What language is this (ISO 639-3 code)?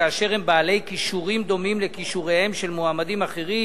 heb